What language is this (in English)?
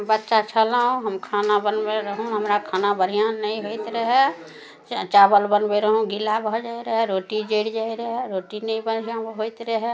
Maithili